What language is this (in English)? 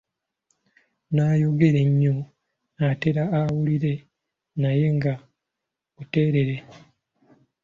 Ganda